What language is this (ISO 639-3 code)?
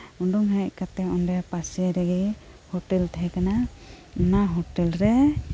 sat